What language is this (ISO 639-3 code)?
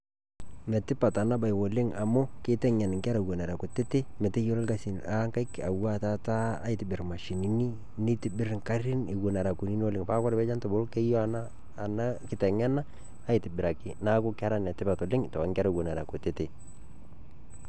mas